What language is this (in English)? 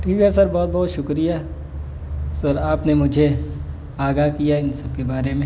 Urdu